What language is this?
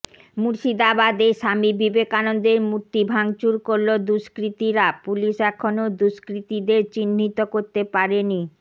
Bangla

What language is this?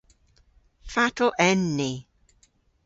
Cornish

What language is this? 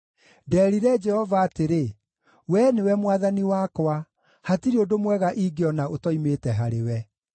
Kikuyu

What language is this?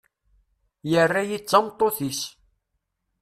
Kabyle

